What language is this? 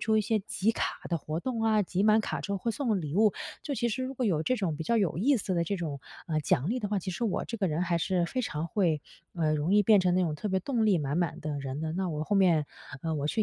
Chinese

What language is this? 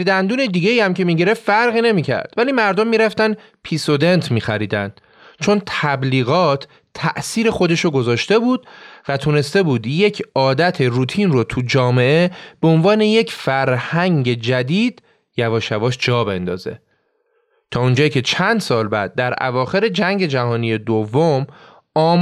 Persian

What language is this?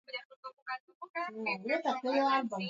Swahili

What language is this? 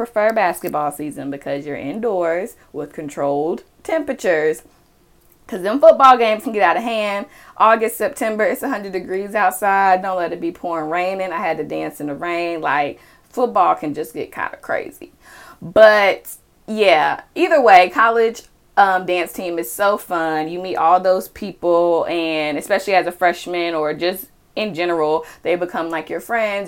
English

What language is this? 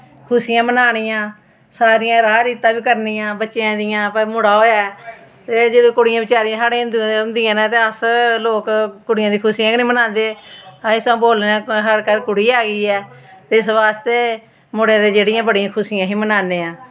Dogri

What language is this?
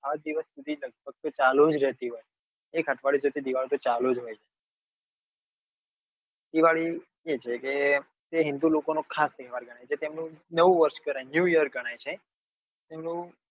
Gujarati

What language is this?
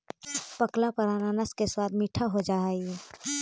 Magahi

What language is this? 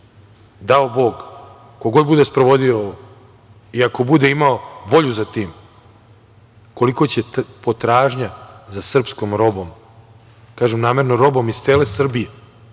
Serbian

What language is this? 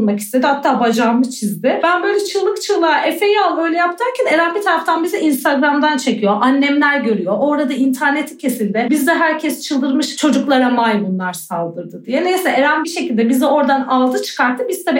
Turkish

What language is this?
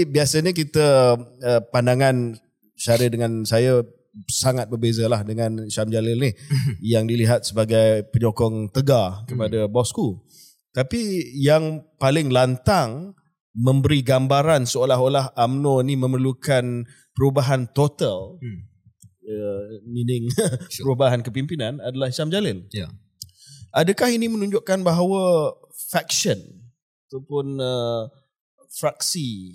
Malay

